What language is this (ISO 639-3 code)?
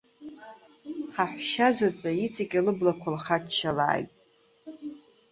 abk